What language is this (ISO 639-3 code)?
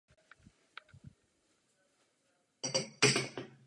ces